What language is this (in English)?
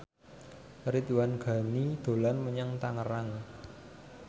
Javanese